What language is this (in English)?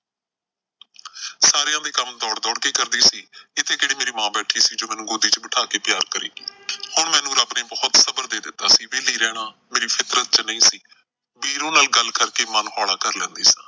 Punjabi